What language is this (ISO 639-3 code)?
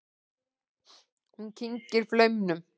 isl